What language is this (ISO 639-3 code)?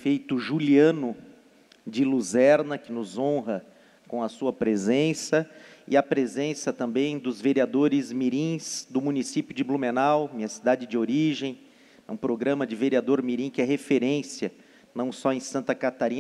por